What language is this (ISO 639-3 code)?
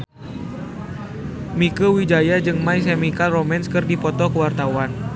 sun